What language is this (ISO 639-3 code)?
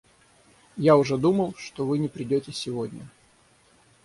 rus